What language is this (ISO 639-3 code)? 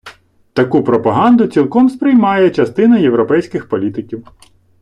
ukr